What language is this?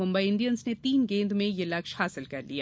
Hindi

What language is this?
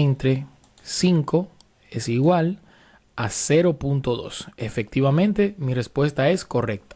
Spanish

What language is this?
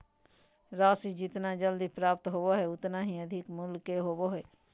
Magahi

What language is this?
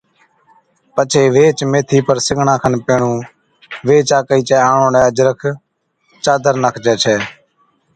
Od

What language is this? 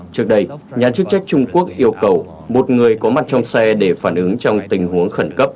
Vietnamese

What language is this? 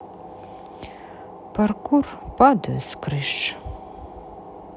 Russian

